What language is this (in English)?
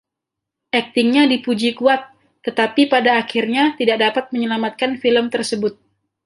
Indonesian